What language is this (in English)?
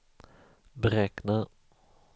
Swedish